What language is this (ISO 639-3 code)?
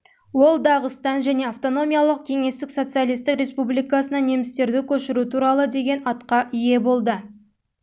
kaz